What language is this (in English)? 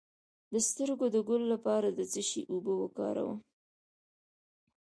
Pashto